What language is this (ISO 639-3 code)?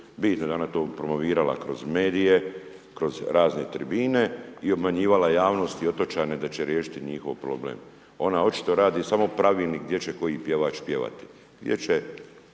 hrv